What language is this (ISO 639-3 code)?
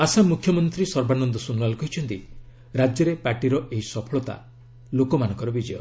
ori